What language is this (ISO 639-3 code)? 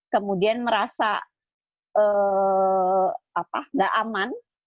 ind